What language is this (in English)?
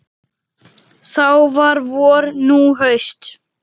Icelandic